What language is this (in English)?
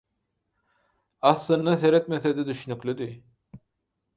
Turkmen